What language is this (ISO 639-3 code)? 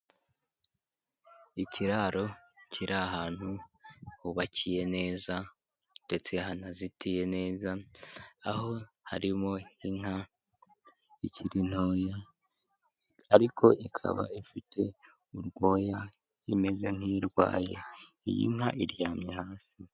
kin